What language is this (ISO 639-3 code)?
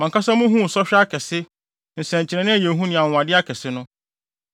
aka